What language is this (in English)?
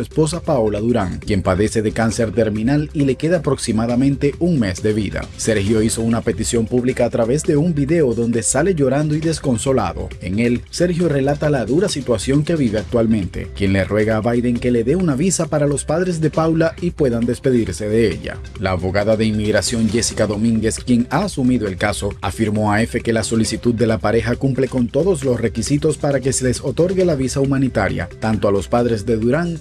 Spanish